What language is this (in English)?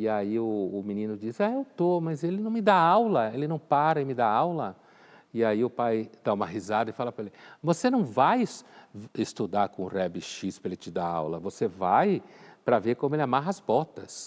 Portuguese